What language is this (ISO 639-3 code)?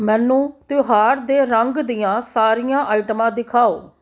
pan